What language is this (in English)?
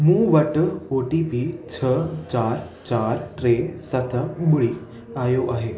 Sindhi